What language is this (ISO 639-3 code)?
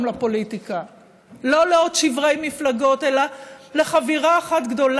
heb